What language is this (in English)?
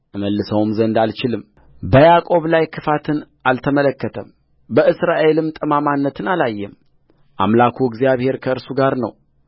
Amharic